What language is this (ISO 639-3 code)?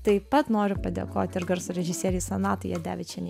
lit